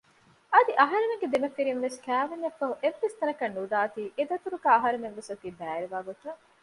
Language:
Divehi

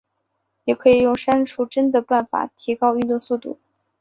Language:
Chinese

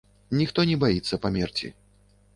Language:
Belarusian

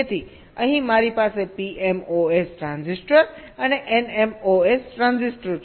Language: Gujarati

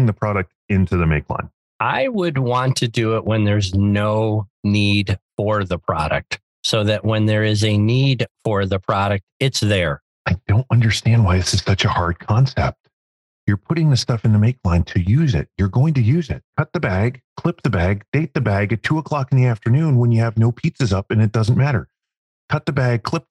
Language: English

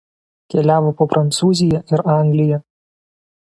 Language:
Lithuanian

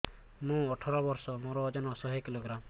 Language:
Odia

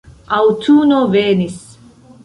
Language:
Esperanto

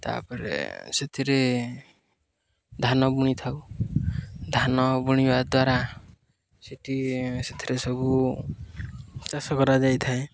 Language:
Odia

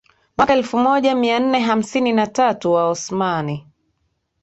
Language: Swahili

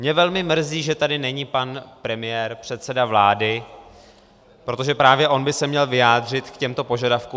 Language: Czech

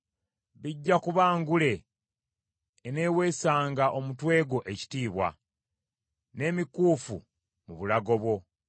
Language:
Ganda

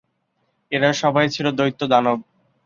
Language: Bangla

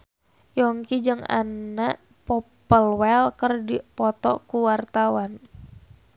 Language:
Sundanese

